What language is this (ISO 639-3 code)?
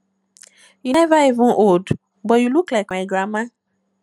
pcm